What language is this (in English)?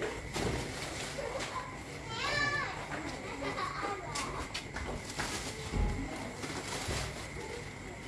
Vietnamese